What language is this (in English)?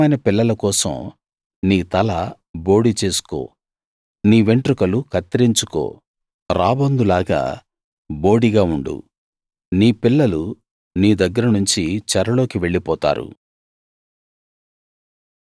Telugu